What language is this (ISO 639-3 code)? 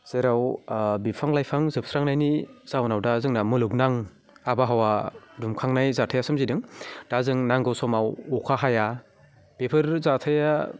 brx